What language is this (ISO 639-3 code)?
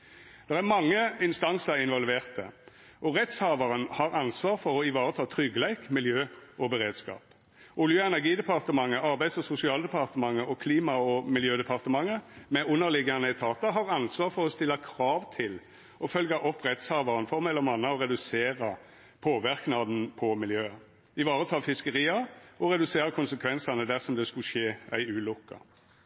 nno